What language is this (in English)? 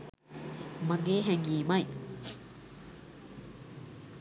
Sinhala